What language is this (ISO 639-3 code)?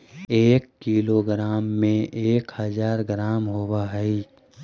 mag